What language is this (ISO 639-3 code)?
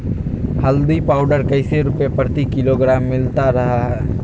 mag